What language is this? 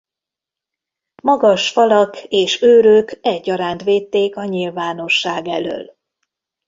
Hungarian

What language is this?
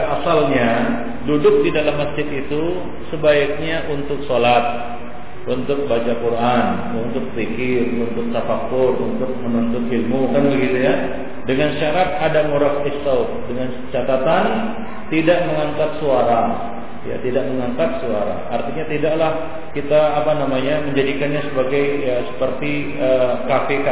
Malay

